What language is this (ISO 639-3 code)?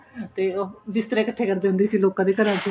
pan